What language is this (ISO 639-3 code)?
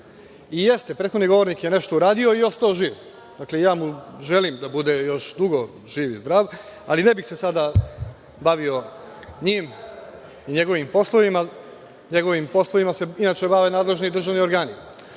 srp